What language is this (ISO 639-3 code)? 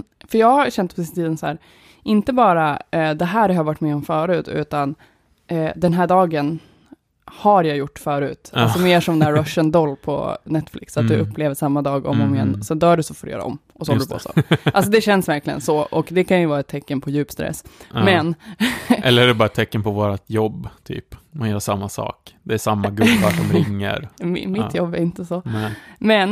swe